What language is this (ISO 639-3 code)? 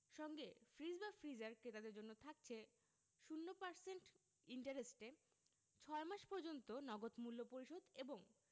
ben